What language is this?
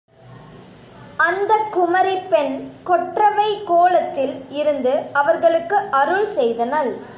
Tamil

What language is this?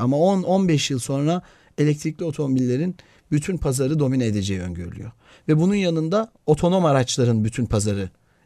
Turkish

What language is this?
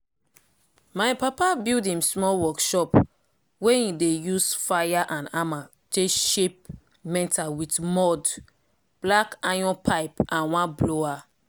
Nigerian Pidgin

